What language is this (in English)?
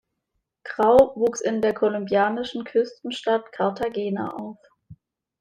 German